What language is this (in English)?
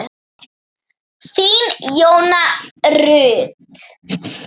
Icelandic